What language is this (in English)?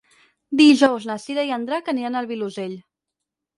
Catalan